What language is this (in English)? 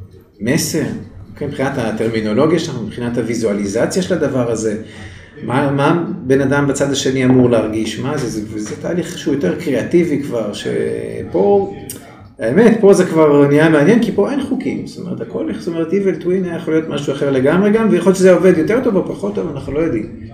Hebrew